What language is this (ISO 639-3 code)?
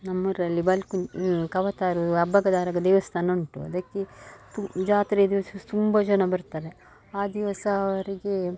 kan